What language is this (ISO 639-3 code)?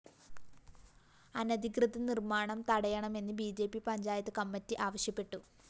mal